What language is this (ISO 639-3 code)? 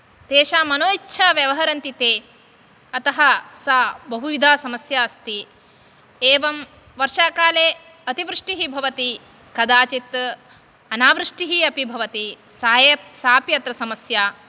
san